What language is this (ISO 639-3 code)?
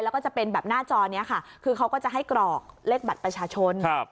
tha